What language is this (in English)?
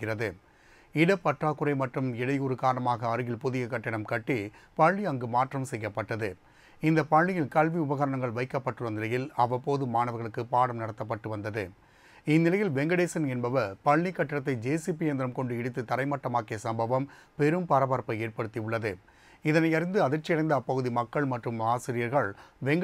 Hindi